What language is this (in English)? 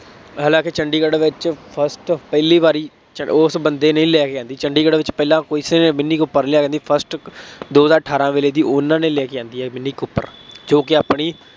Punjabi